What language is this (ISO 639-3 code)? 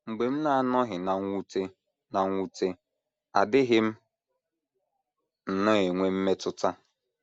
ibo